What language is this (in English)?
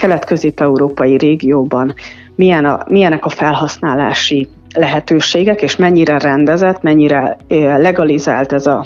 Hungarian